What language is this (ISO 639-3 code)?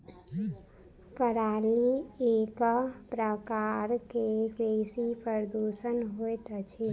mai